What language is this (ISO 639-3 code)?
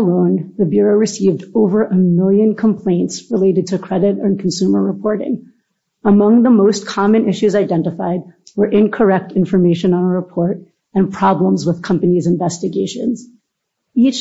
eng